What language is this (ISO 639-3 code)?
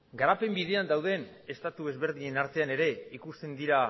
eus